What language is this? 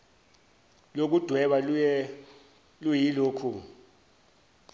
Zulu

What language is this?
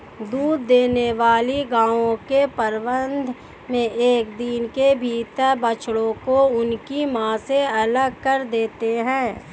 Hindi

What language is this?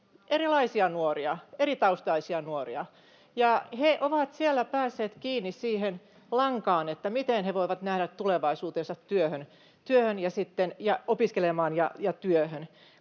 Finnish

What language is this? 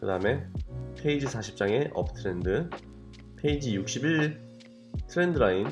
Korean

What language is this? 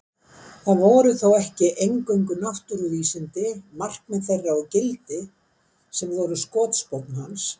Icelandic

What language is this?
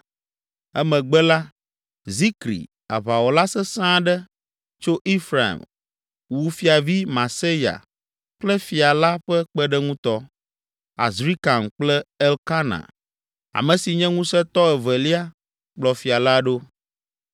Ewe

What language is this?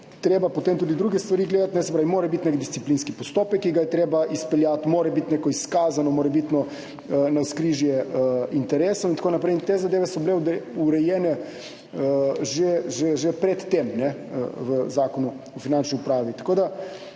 Slovenian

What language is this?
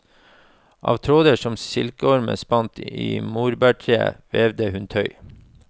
Norwegian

